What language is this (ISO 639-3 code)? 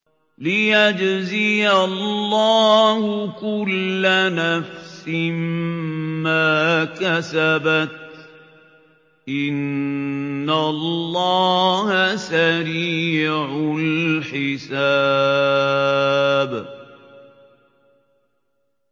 ara